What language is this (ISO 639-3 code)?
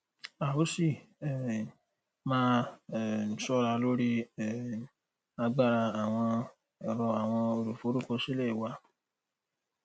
yor